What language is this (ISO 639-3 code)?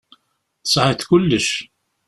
kab